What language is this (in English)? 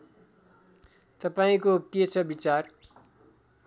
Nepali